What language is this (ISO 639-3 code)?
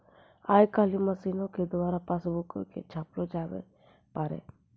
mai